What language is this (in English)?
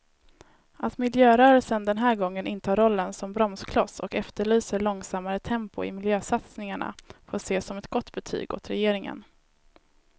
Swedish